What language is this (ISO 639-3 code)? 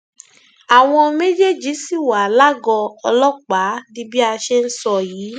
yor